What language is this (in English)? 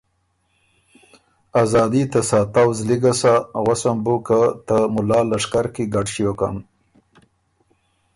Ormuri